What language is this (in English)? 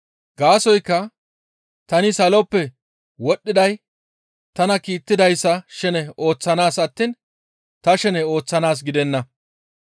Gamo